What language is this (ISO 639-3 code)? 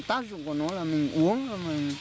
vie